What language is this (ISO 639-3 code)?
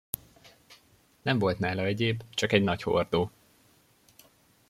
hun